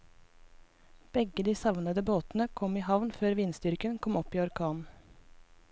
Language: Norwegian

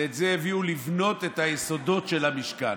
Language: Hebrew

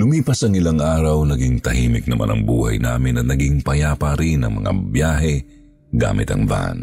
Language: Filipino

